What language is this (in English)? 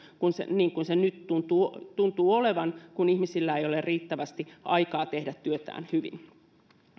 Finnish